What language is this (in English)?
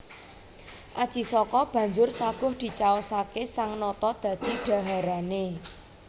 Javanese